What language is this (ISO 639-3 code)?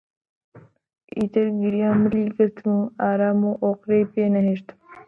ckb